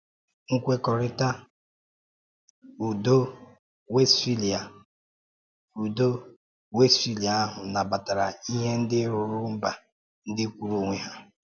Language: Igbo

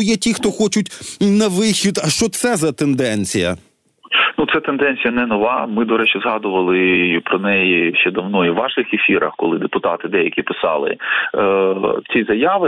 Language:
Ukrainian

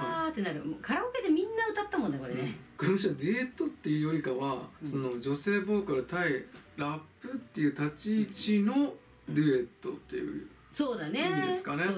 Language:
Japanese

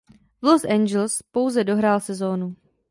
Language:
Czech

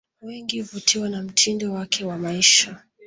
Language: Swahili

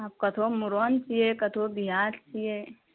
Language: Maithili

